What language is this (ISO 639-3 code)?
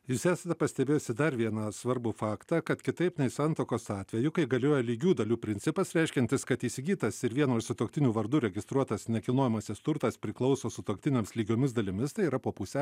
lit